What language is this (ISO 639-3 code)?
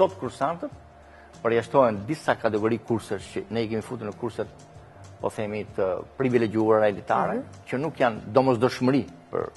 ron